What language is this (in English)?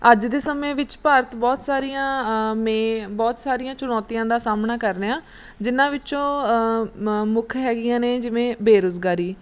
Punjabi